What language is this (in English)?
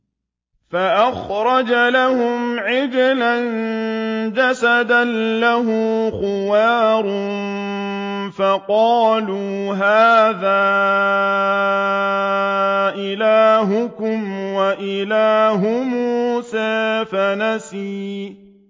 Arabic